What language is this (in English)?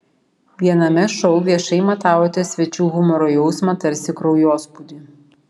Lithuanian